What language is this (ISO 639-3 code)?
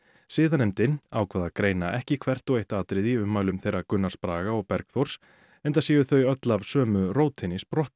isl